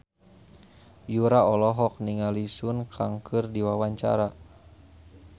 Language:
Sundanese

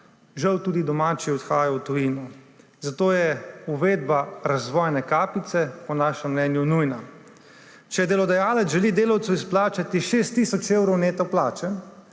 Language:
Slovenian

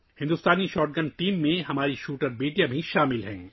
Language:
Urdu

